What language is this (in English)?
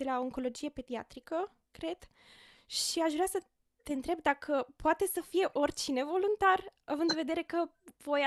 Romanian